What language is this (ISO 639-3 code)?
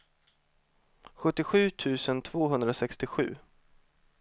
swe